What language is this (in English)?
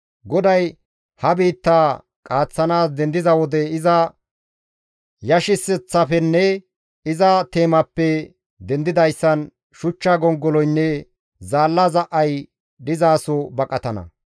Gamo